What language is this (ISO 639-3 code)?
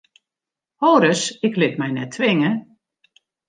fry